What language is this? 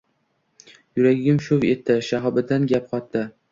Uzbek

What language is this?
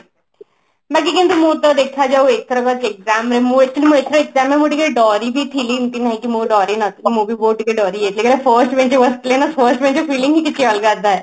Odia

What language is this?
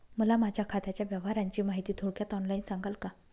Marathi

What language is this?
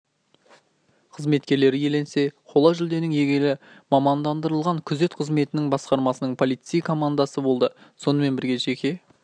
Kazakh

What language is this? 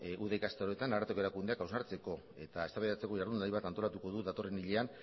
Basque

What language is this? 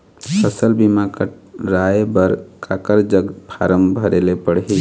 Chhattisgarhi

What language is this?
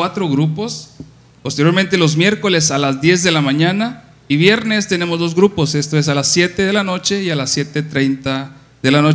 Spanish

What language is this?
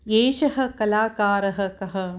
Sanskrit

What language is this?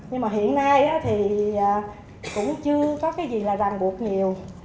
Vietnamese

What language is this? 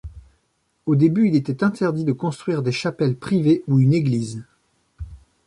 French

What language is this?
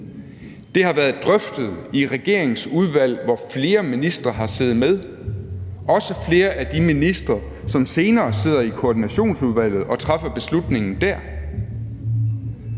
Danish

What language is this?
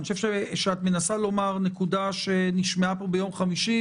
Hebrew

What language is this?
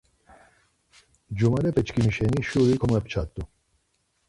Laz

